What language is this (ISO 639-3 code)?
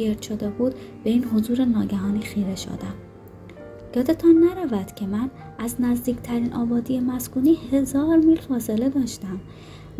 fas